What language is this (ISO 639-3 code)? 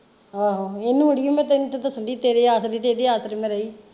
pan